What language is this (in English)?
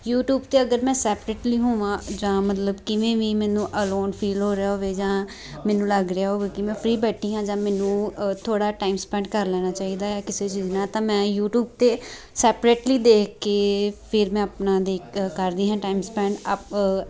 Punjabi